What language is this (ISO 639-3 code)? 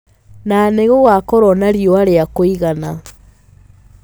kik